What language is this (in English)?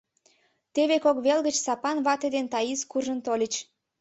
Mari